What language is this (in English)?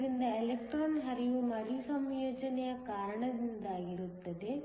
Kannada